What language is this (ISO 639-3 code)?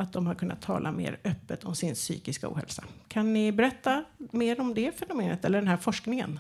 swe